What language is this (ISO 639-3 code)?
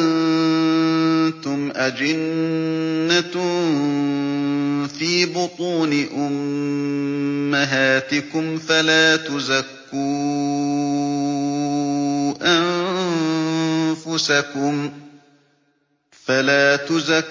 ara